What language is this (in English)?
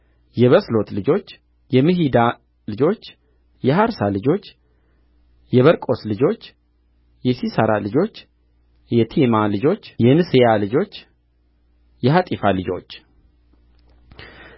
Amharic